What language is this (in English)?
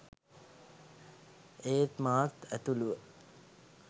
Sinhala